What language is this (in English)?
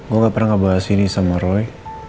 Indonesian